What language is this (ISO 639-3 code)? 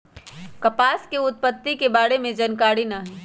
mag